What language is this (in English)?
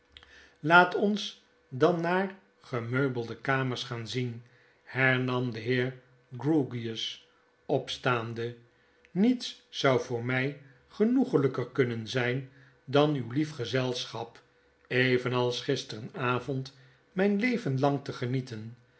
Dutch